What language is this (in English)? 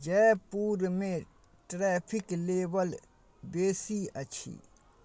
Maithili